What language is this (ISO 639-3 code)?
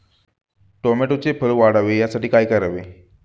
mar